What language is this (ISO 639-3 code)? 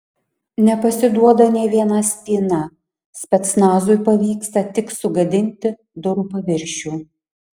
lit